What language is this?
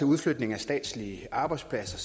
Danish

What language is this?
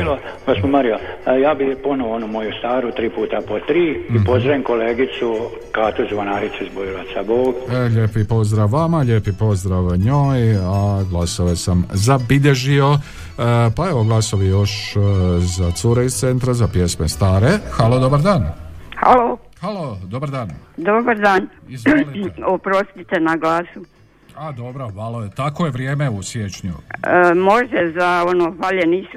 Croatian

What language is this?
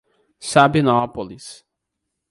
Portuguese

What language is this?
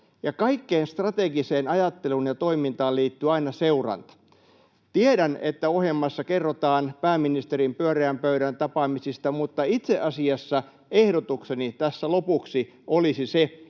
Finnish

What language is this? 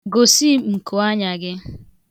Igbo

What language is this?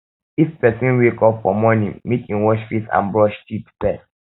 Nigerian Pidgin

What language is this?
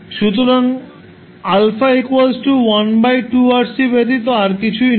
Bangla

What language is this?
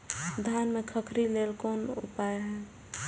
Maithili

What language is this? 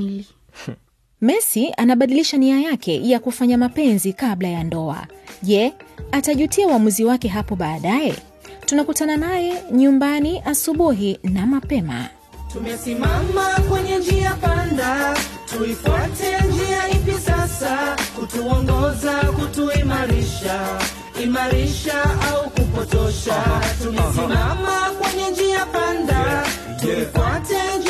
Swahili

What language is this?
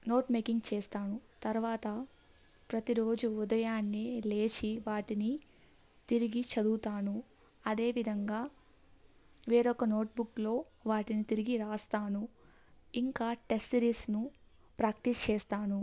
Telugu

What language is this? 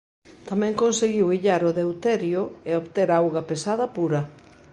Galician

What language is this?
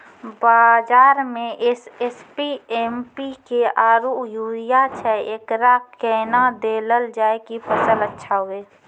Maithili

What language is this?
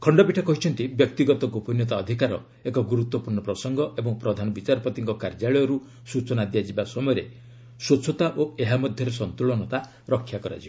Odia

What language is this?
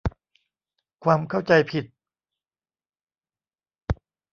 Thai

